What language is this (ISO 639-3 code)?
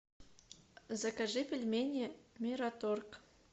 rus